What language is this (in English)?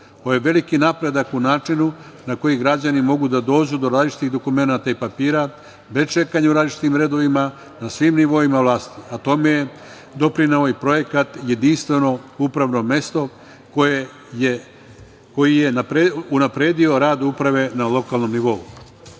Serbian